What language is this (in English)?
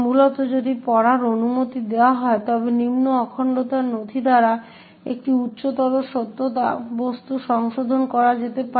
Bangla